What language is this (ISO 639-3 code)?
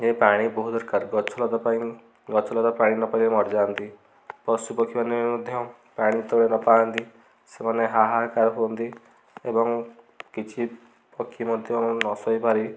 ori